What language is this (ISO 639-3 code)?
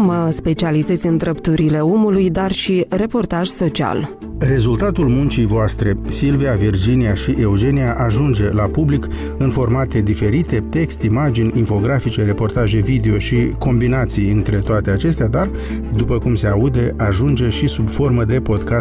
ron